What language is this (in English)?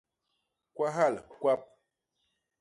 Basaa